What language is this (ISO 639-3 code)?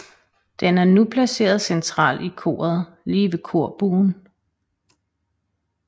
dan